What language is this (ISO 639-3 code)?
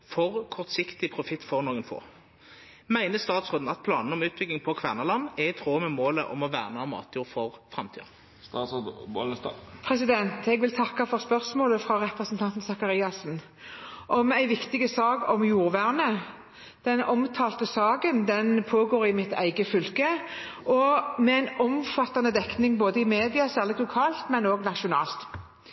nor